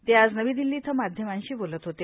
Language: Marathi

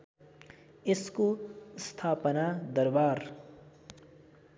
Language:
Nepali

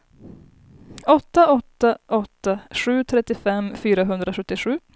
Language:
Swedish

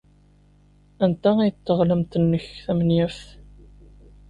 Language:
Kabyle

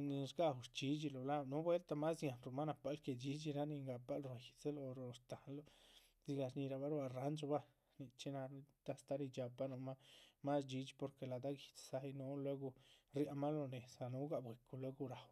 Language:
Chichicapan Zapotec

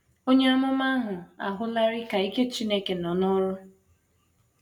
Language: Igbo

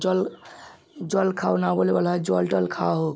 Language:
Bangla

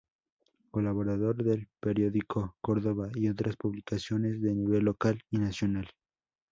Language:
Spanish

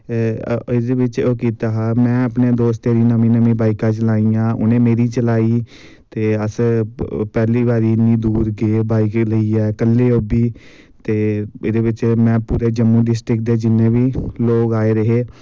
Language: Dogri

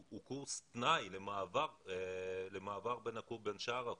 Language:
Hebrew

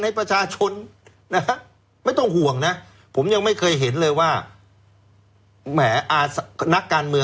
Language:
Thai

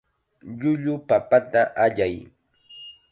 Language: Chiquián Ancash Quechua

